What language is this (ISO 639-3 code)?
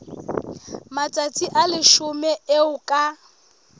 sot